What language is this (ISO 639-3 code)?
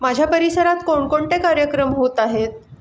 mar